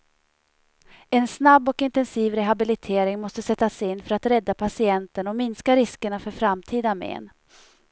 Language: Swedish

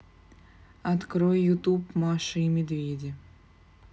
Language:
Russian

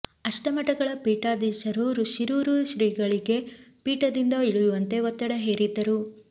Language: Kannada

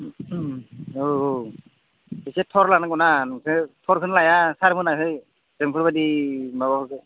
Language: Bodo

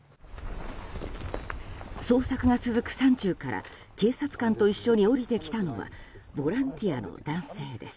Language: Japanese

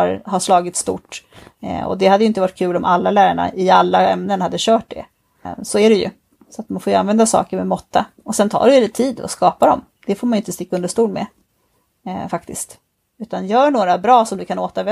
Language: Swedish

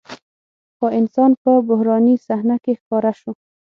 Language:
Pashto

